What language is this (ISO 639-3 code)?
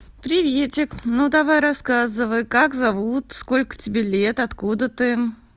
rus